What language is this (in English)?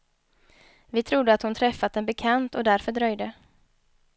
Swedish